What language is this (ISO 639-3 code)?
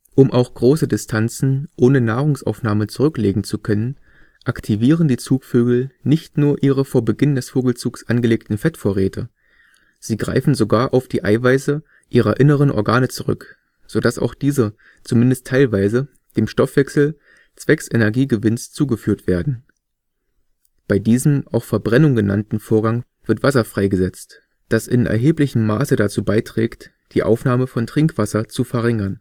deu